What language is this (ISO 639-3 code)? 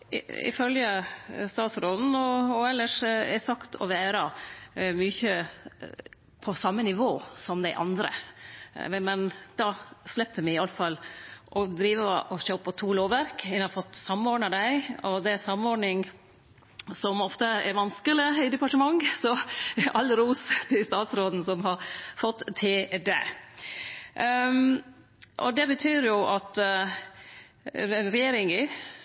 nno